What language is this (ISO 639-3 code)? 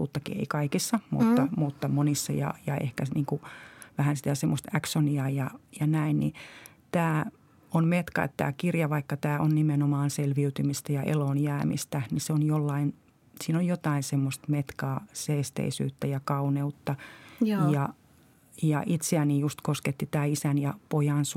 fin